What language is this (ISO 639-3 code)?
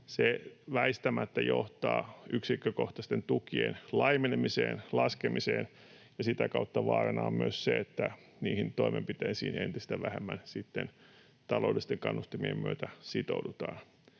fin